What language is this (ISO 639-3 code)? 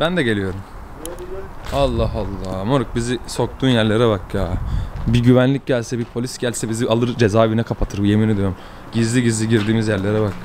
tur